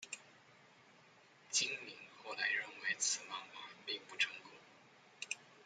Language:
Chinese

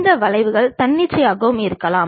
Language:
Tamil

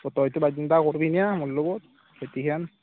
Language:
Assamese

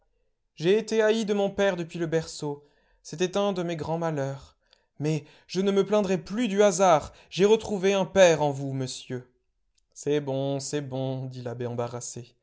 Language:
French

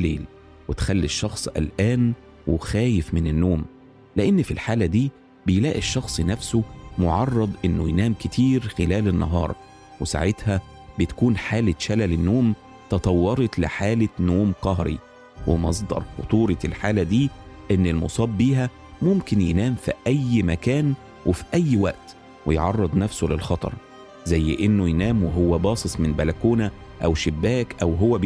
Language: Arabic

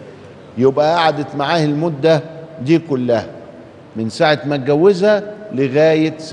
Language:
Arabic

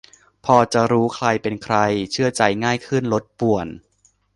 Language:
Thai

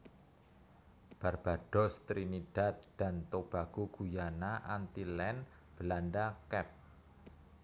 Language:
Javanese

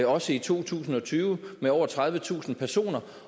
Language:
Danish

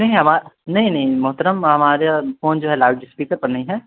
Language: Urdu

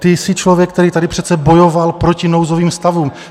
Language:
Czech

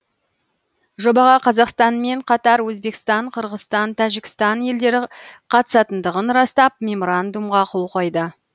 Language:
Kazakh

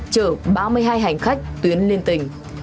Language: Vietnamese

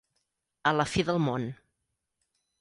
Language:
Catalan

